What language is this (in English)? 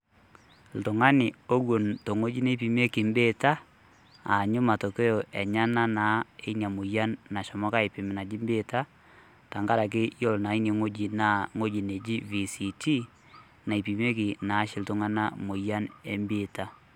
Masai